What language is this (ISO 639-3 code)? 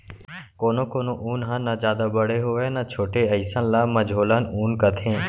hne